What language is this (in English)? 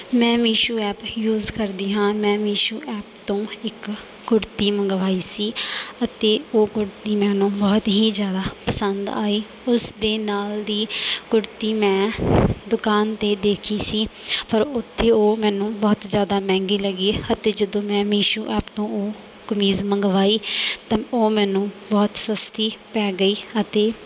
Punjabi